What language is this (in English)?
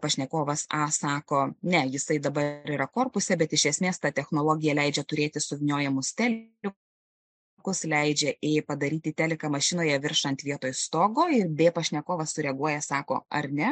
Lithuanian